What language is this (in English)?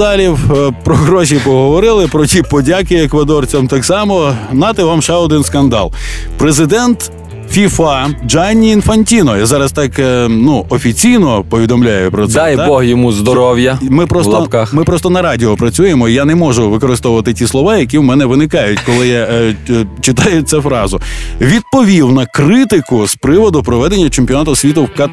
Ukrainian